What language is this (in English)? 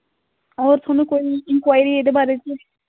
Dogri